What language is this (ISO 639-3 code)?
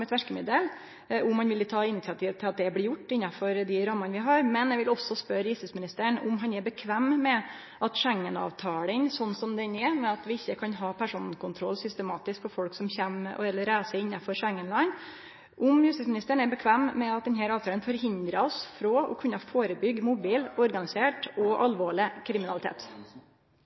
nor